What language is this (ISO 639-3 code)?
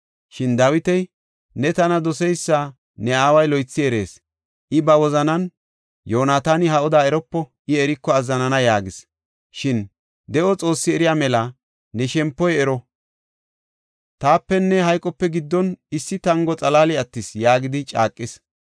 gof